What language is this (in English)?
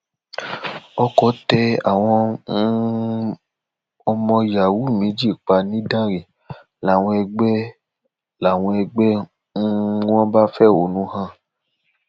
Yoruba